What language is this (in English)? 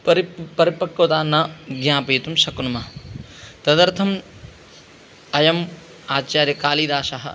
Sanskrit